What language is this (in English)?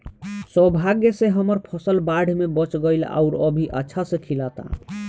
Bhojpuri